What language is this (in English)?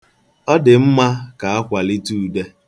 Igbo